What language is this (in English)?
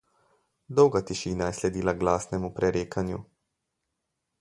Slovenian